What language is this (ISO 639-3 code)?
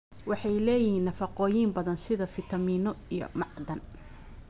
som